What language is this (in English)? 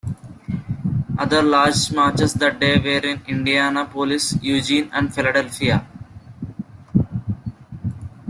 English